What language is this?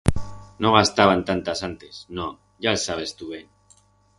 Aragonese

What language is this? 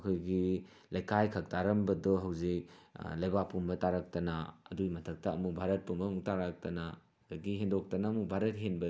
Manipuri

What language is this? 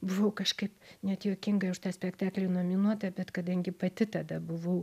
Lithuanian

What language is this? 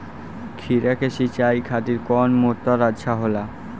Bhojpuri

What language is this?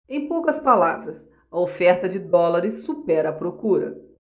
Portuguese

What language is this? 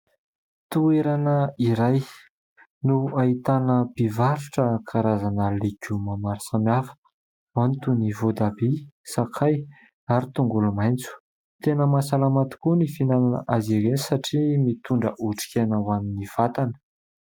Malagasy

